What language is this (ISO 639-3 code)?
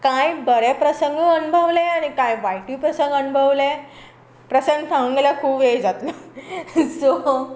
kok